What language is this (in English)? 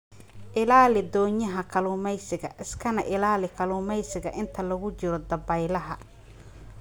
Somali